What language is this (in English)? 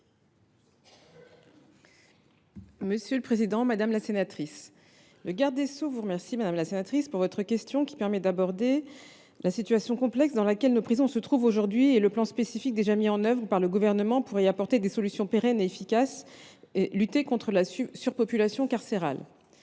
French